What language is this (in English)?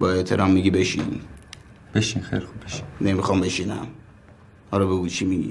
Persian